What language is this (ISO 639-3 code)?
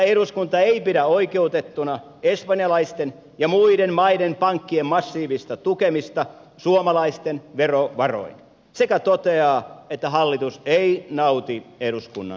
fin